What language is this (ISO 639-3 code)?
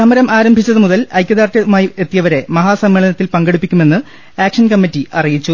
mal